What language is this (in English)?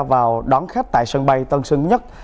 Vietnamese